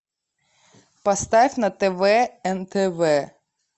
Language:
Russian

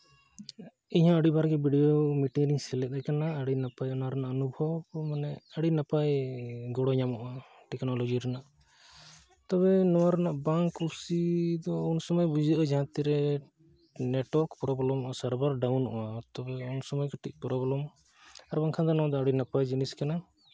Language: Santali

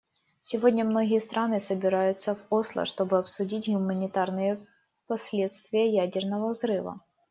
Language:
Russian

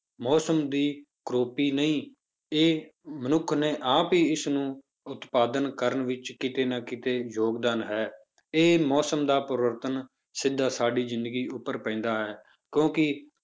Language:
Punjabi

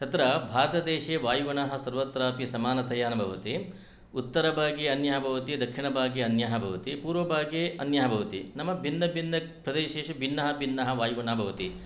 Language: Sanskrit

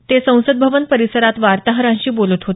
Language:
Marathi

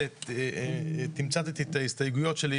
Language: Hebrew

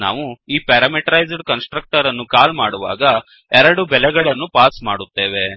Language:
Kannada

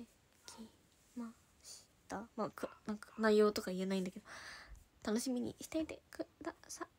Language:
Japanese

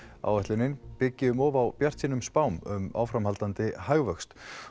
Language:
Icelandic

